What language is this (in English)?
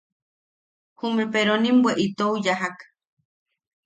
Yaqui